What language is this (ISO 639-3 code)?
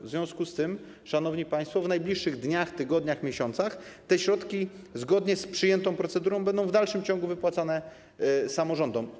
pol